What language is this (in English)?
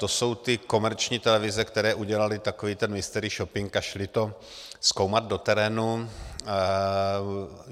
Czech